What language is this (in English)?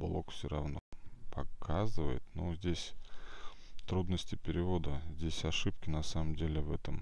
Russian